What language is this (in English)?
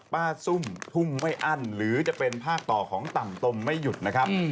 Thai